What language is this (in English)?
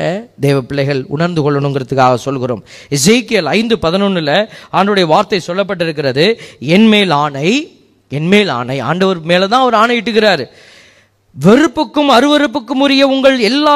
Tamil